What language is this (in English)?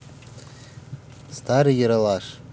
Russian